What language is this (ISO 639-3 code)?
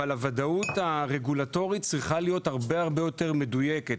heb